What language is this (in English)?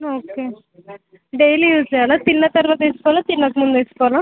Telugu